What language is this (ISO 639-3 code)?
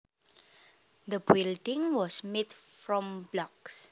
jav